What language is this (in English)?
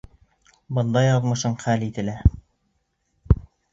Bashkir